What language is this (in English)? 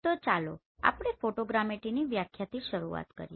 Gujarati